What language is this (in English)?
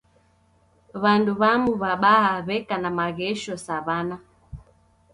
Taita